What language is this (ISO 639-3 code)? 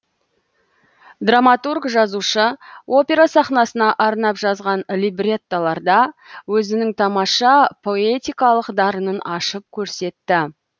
kaz